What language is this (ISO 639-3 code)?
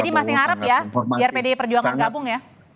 ind